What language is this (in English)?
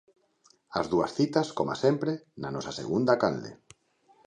Galician